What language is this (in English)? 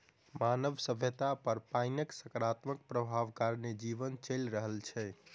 Maithili